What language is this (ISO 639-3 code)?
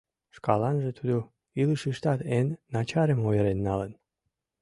chm